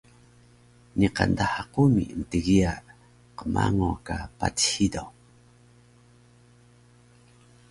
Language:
Taroko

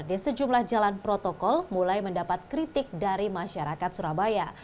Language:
Indonesian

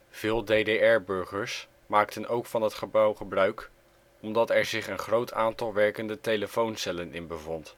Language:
Dutch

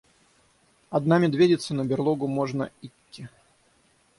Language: Russian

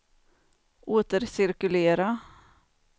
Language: Swedish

